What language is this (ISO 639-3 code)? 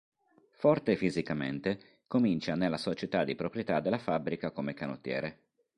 ita